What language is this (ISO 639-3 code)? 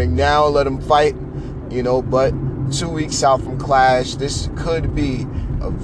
eng